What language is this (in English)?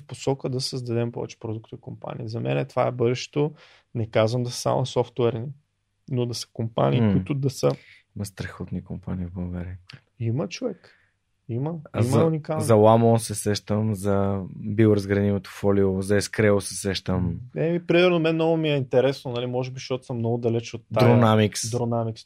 Bulgarian